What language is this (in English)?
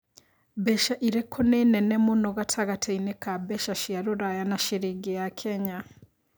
Kikuyu